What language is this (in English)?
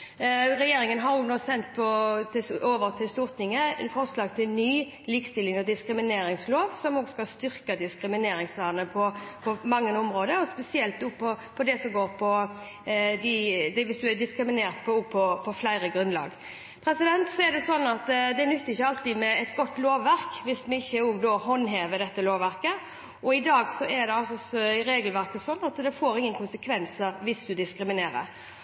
Norwegian Bokmål